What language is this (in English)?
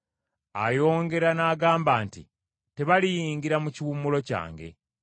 Ganda